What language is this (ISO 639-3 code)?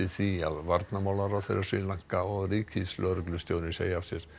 isl